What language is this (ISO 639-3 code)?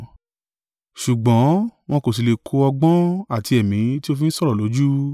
yor